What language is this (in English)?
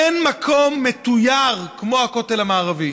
Hebrew